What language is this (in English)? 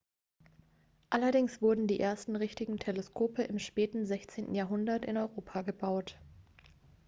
German